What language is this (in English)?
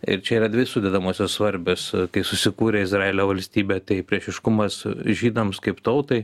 Lithuanian